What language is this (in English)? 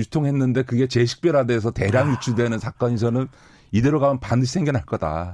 Korean